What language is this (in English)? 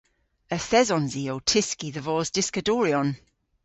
Cornish